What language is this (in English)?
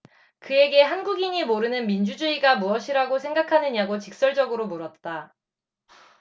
Korean